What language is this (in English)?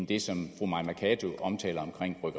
Danish